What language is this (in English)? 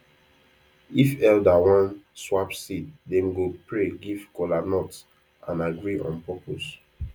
Nigerian Pidgin